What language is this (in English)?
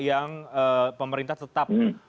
Indonesian